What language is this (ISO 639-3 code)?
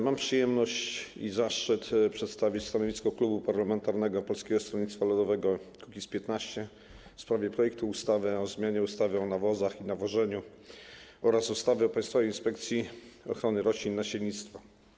pol